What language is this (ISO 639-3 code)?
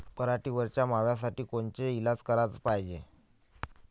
mar